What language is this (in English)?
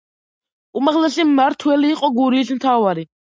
Georgian